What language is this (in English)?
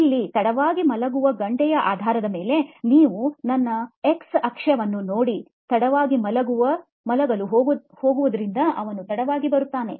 Kannada